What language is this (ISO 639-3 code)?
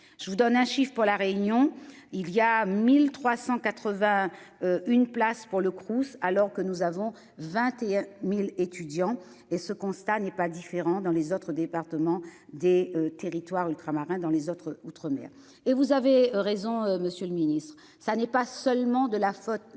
fra